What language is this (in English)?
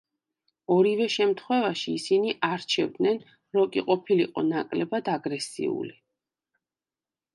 Georgian